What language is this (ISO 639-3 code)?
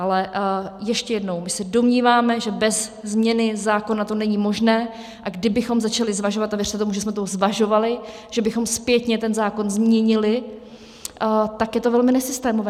ces